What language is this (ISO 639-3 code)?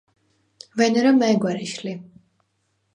sva